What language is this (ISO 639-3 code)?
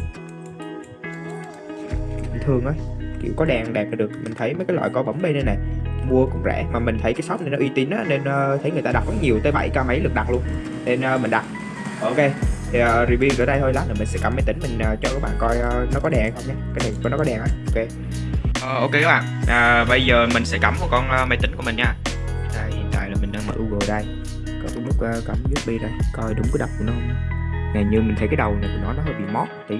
vie